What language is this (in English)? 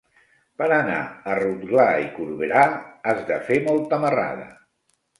Catalan